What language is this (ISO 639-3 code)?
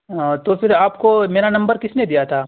urd